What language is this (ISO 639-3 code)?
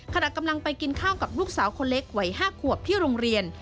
tha